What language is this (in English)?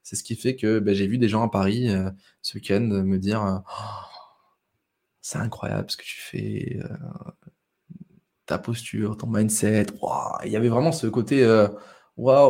French